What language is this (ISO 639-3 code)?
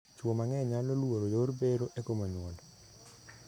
luo